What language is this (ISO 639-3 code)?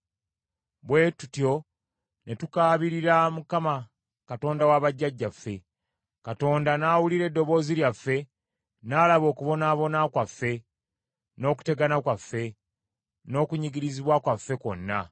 lug